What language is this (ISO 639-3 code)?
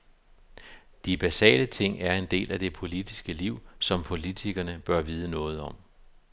dan